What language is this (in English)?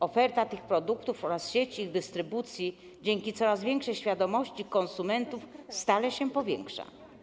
Polish